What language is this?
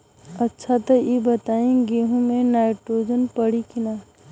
Bhojpuri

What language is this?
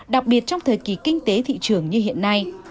Vietnamese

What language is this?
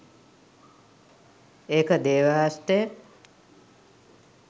Sinhala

